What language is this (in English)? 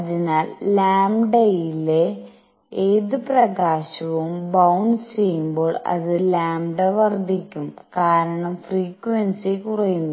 Malayalam